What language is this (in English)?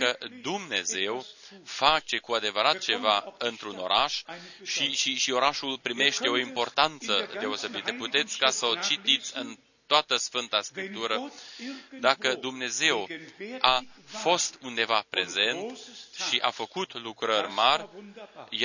Romanian